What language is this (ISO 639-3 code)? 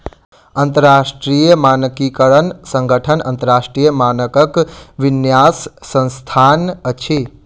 mai